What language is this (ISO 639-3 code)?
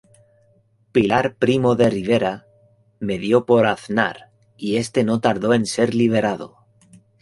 spa